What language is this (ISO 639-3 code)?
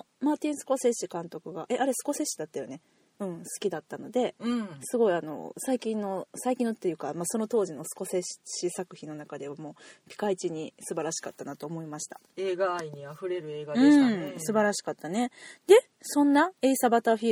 jpn